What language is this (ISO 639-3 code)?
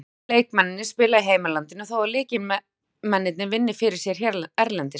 isl